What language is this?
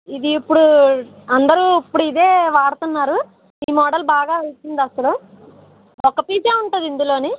Telugu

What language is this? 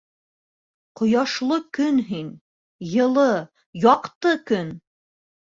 Bashkir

